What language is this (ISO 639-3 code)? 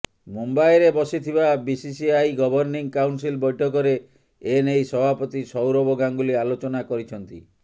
ori